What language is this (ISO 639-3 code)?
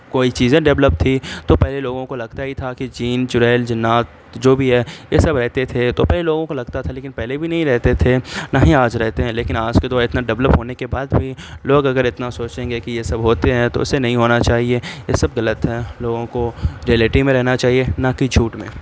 urd